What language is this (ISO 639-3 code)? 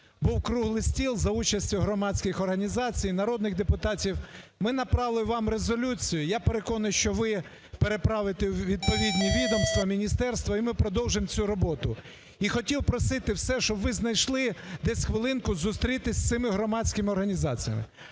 ukr